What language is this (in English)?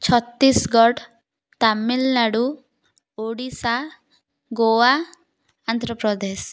Odia